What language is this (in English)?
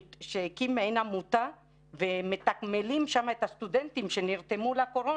Hebrew